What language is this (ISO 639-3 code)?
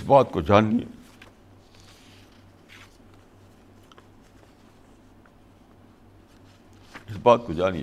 urd